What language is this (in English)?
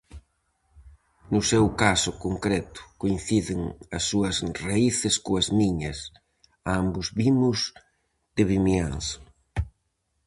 Galician